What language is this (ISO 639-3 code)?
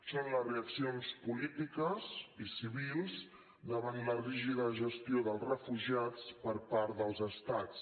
cat